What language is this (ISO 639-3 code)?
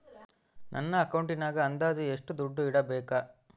kan